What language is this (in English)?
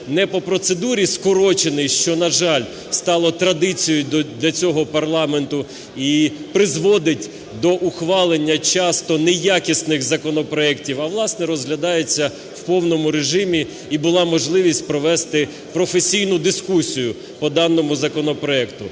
Ukrainian